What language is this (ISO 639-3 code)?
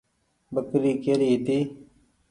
gig